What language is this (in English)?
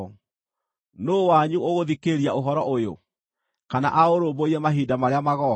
Kikuyu